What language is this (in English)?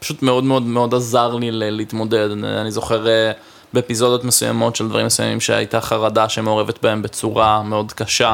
Hebrew